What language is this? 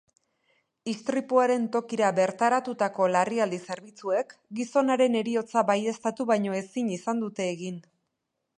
Basque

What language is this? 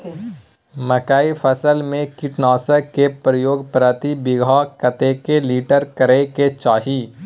Maithili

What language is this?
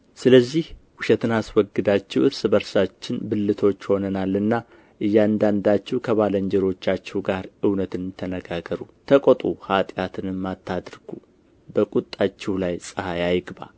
Amharic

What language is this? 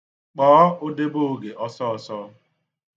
Igbo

